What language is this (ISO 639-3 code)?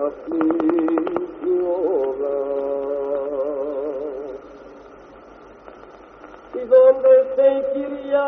ell